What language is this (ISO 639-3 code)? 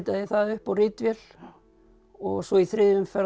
isl